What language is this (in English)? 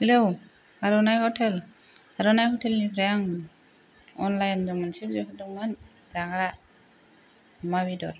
Bodo